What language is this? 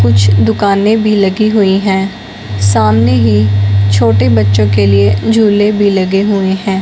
Hindi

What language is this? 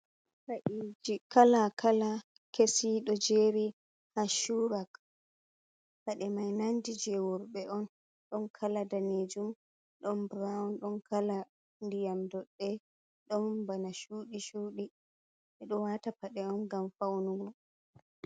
Fula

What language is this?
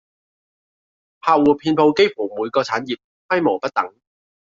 Cantonese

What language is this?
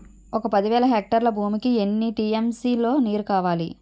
Telugu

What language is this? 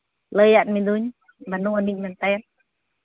Santali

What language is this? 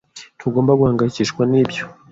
Kinyarwanda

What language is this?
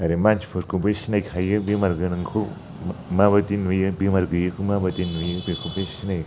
Bodo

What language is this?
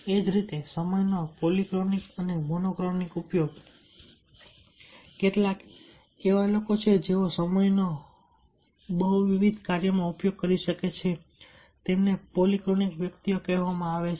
Gujarati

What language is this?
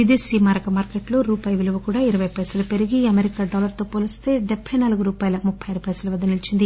Telugu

